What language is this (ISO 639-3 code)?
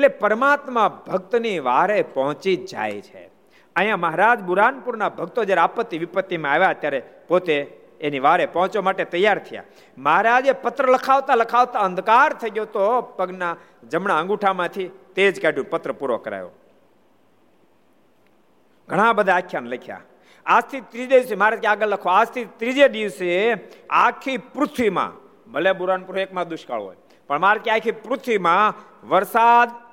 guj